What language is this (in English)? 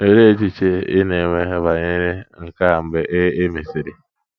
Igbo